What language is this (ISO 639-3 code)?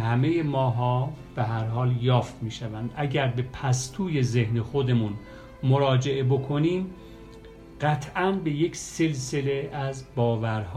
fas